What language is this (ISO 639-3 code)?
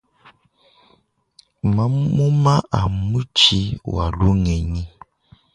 lua